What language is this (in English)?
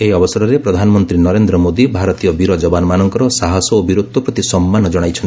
Odia